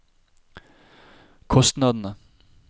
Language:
Norwegian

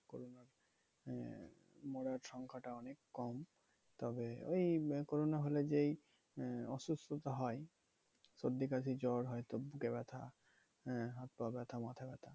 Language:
Bangla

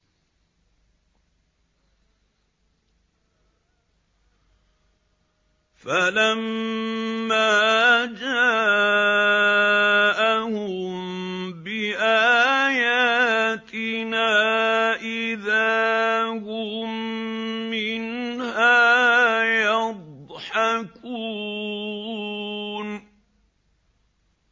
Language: Arabic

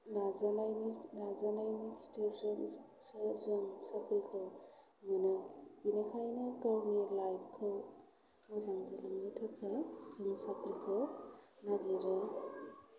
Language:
Bodo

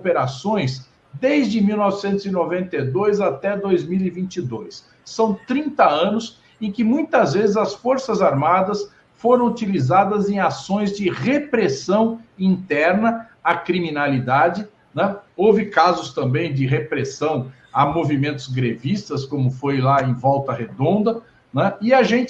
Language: Portuguese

